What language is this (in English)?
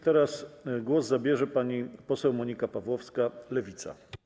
Polish